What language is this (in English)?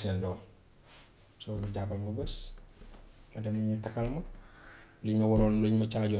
Gambian Wolof